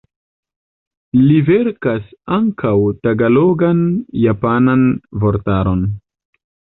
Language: Esperanto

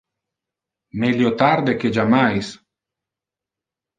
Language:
Interlingua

